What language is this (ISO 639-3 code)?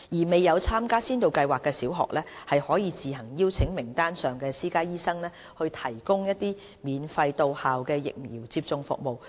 yue